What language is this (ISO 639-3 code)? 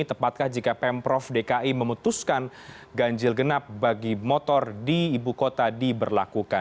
ind